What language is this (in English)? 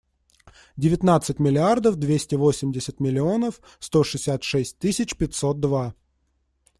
Russian